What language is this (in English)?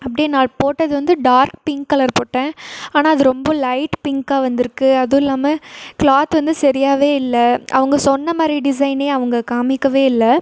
Tamil